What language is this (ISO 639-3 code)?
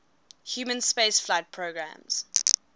eng